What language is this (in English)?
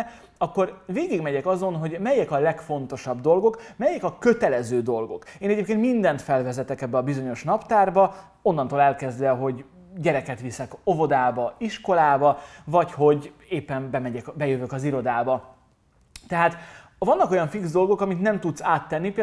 Hungarian